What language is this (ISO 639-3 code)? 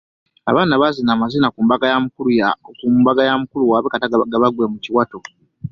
lug